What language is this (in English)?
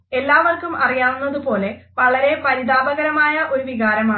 Malayalam